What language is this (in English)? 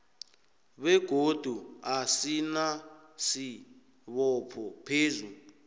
South Ndebele